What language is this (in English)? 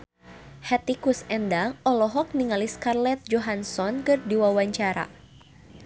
Sundanese